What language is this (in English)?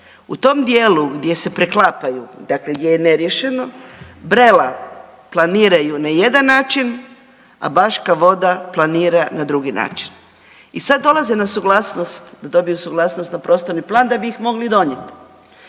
Croatian